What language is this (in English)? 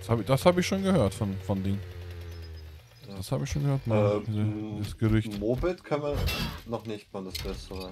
German